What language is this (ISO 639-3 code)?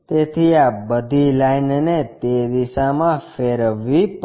guj